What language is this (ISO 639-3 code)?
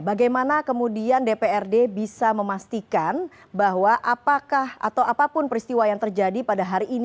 ind